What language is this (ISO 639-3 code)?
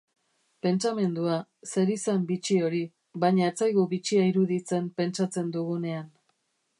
eus